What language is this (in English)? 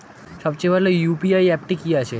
Bangla